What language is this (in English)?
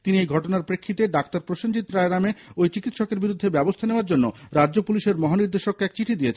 Bangla